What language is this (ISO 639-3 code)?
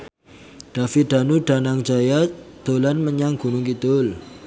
jav